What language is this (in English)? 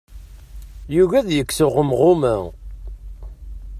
Kabyle